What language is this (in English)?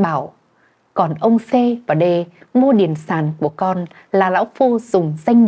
Vietnamese